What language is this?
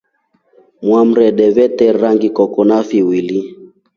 Rombo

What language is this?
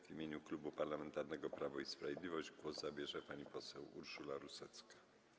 Polish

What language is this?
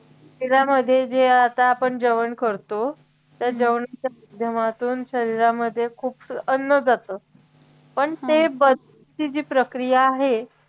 Marathi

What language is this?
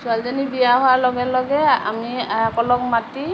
Assamese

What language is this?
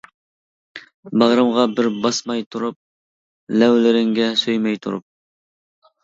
Uyghur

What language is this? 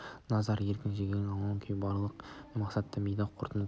Kazakh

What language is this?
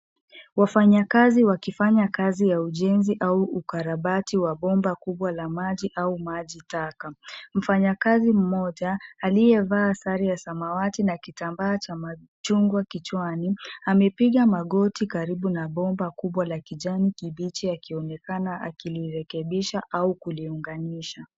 Swahili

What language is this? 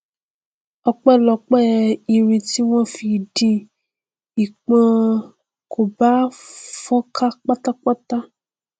Yoruba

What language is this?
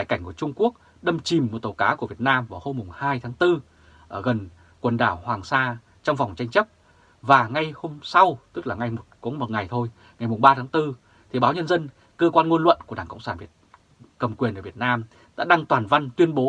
Vietnamese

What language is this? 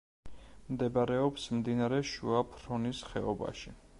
Georgian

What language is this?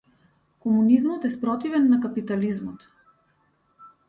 Macedonian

